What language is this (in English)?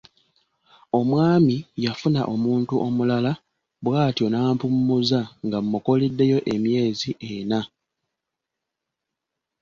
Ganda